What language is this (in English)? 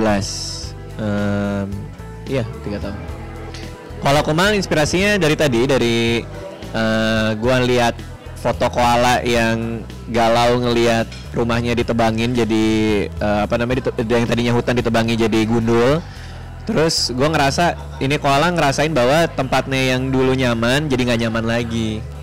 Indonesian